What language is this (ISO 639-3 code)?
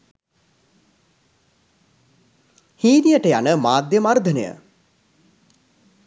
sin